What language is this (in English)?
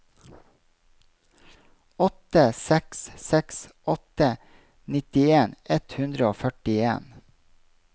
Norwegian